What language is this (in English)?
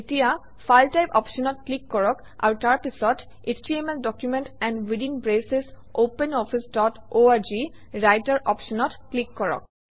Assamese